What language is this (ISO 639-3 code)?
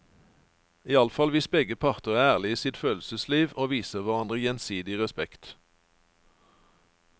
nor